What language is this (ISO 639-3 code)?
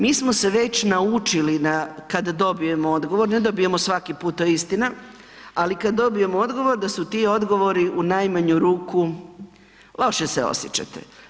hrv